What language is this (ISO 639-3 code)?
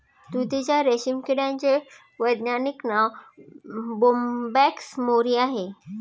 mar